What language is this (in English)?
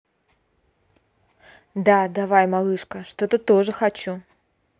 Russian